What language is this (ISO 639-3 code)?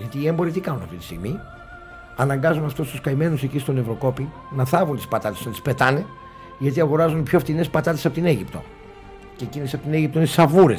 ell